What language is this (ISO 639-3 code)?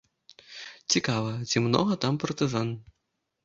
bel